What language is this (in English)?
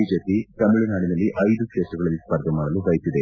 Kannada